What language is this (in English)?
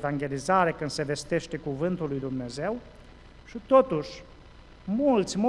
Romanian